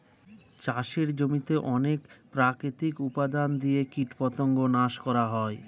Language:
Bangla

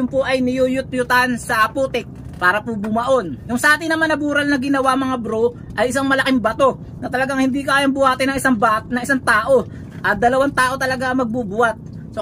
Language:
Filipino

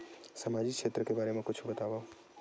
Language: Chhattisgarhi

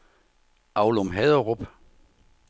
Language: Danish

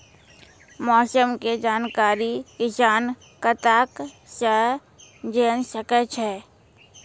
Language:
Maithili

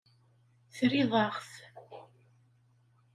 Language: Kabyle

